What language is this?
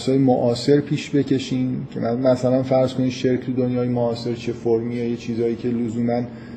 Persian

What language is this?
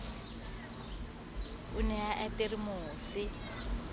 Southern Sotho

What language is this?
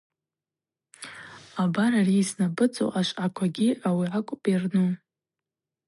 Abaza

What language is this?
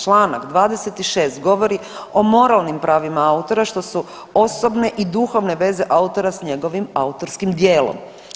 Croatian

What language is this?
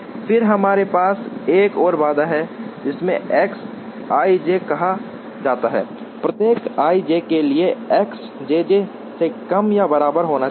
Hindi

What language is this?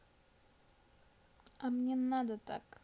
Russian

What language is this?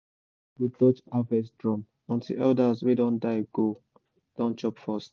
Nigerian Pidgin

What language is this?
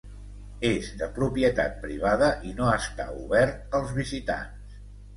Catalan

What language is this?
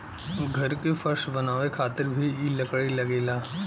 Bhojpuri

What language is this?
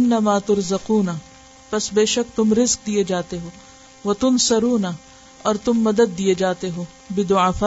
Urdu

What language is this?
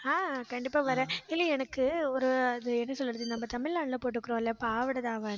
Tamil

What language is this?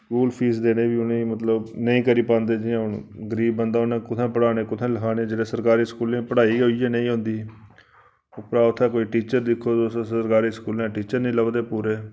Dogri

